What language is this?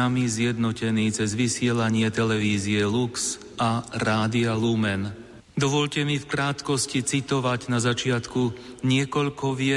Slovak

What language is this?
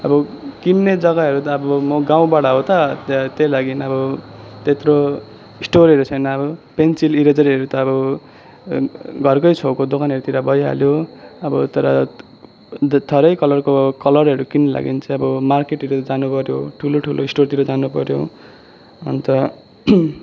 Nepali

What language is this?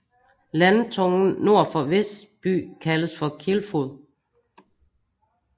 Danish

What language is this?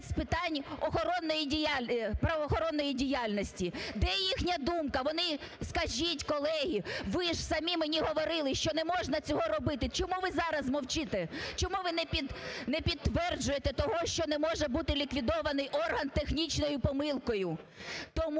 Ukrainian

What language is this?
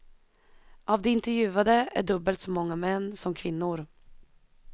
Swedish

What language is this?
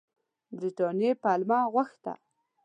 Pashto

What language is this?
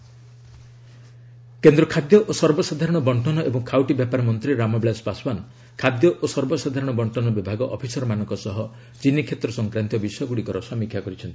Odia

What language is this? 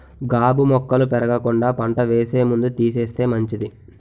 Telugu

